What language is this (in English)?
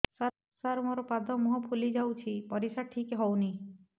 Odia